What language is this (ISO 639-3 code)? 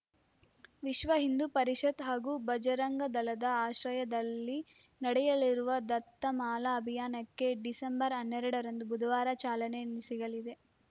kan